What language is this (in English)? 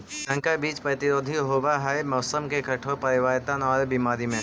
Magahi